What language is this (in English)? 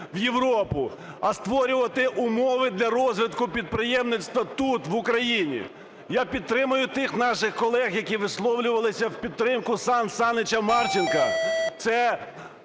Ukrainian